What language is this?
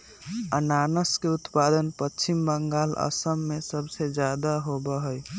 Magahi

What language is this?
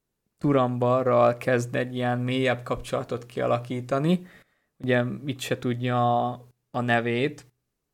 Hungarian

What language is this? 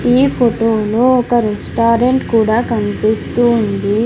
Telugu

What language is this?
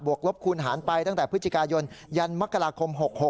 Thai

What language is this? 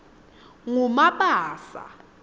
Swati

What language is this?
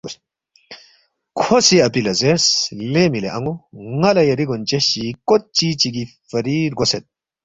Balti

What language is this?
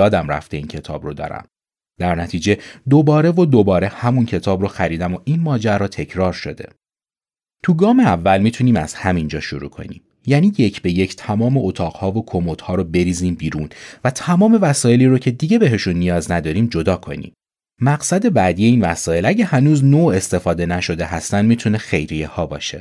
Persian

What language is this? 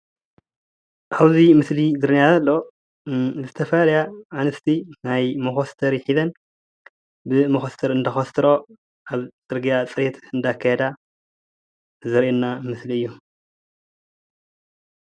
Tigrinya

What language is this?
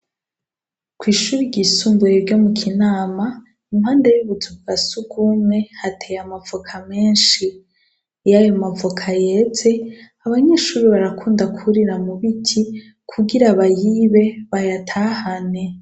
Rundi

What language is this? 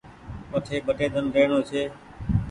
Goaria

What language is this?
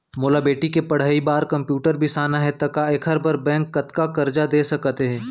Chhattisgarhi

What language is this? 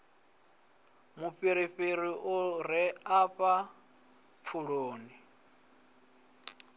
Venda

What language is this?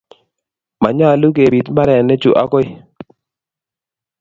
Kalenjin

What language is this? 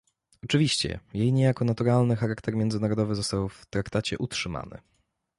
Polish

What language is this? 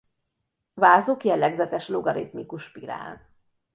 Hungarian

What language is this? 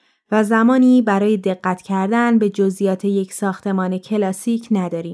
Persian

